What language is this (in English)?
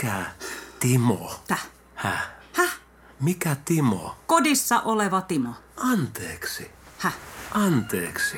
Finnish